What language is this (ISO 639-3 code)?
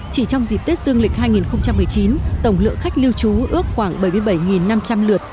vie